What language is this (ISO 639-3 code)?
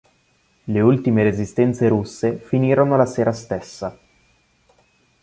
ita